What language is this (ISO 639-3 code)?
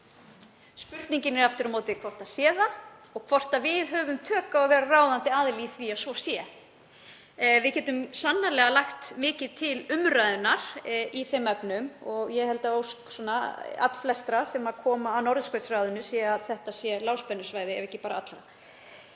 isl